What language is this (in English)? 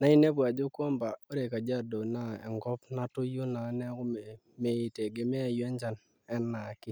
Masai